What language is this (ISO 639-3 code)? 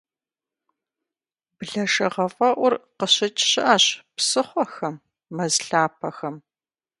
kbd